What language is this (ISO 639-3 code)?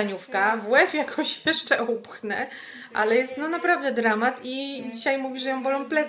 pol